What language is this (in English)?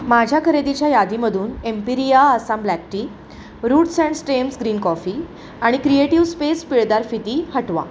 Marathi